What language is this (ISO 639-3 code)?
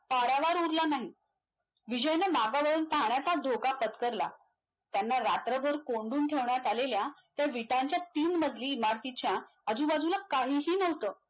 mar